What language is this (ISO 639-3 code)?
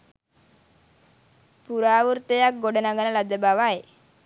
sin